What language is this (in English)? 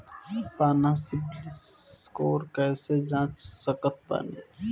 Bhojpuri